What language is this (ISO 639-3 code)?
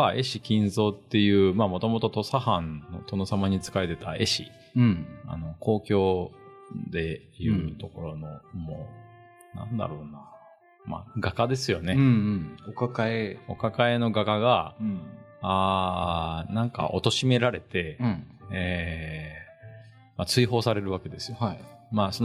jpn